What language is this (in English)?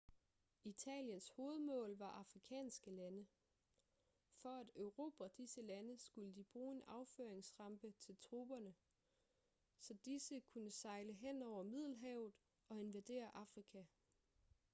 Danish